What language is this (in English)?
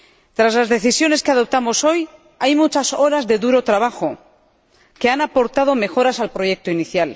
Spanish